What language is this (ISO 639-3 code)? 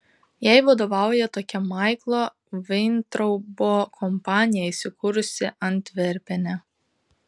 lit